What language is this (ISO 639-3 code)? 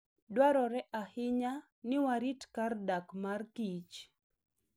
luo